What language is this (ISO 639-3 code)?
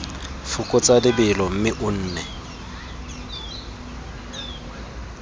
tsn